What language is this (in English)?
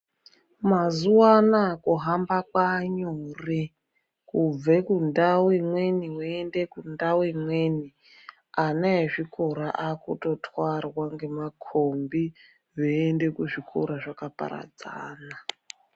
Ndau